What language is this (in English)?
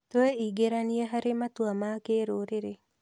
Kikuyu